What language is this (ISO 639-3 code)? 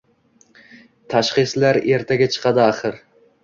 uzb